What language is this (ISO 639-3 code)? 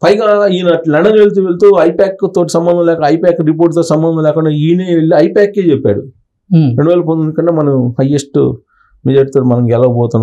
tel